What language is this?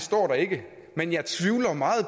Danish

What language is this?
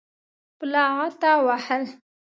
Pashto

